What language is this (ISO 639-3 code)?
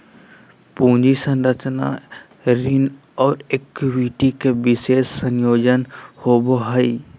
mag